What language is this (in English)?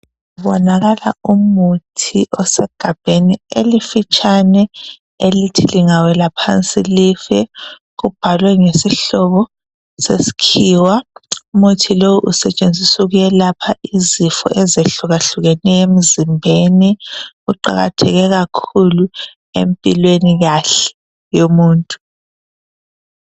North Ndebele